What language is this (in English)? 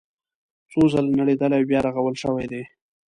Pashto